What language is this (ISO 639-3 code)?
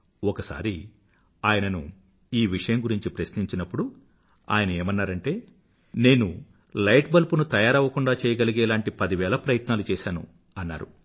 tel